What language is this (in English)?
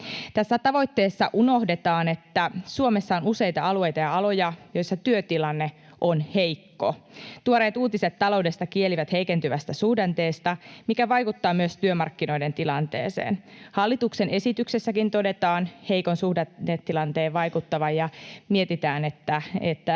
Finnish